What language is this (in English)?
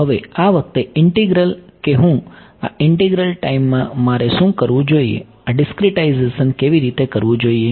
Gujarati